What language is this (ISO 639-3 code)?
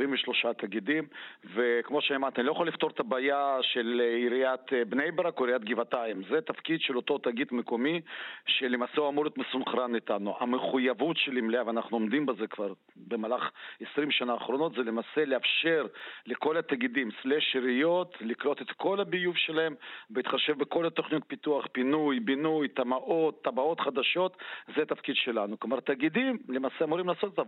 heb